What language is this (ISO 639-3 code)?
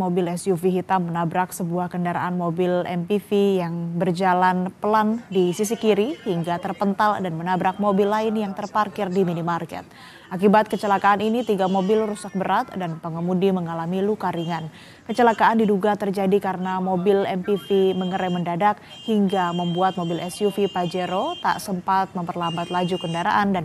ind